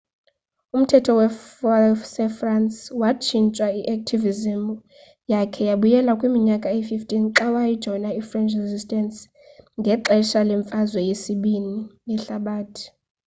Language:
Xhosa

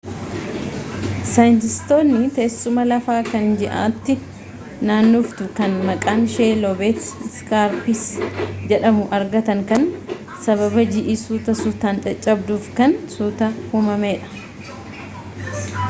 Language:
Oromo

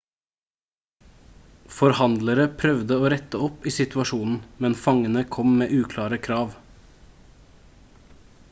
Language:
Norwegian Bokmål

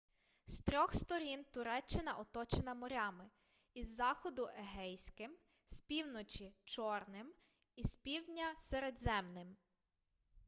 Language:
Ukrainian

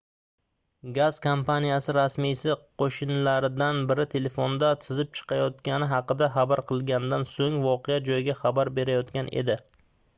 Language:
Uzbek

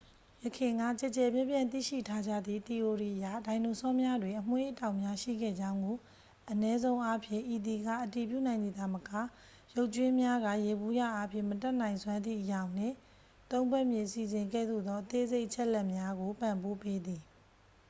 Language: Burmese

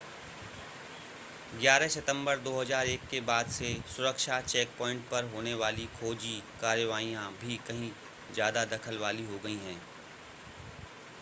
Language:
Hindi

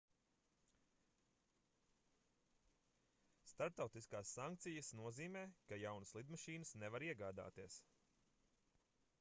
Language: Latvian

